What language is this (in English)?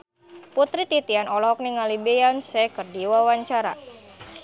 Sundanese